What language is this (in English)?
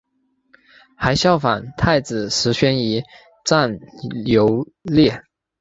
Chinese